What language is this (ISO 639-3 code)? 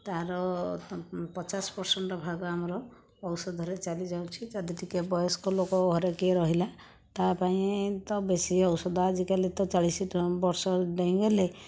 ori